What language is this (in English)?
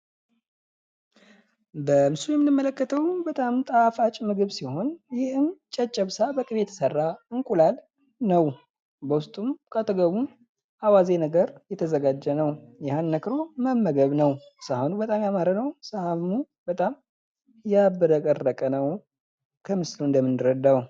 Amharic